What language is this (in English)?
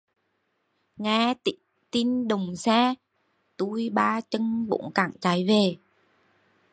Vietnamese